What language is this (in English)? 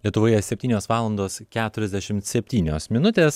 Lithuanian